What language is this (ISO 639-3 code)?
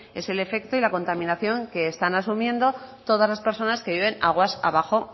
spa